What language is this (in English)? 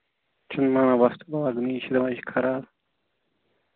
Kashmiri